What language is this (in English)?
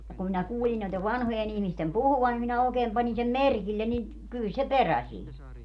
Finnish